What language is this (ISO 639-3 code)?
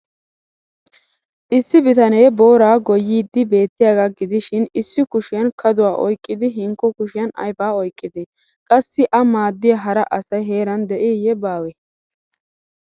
wal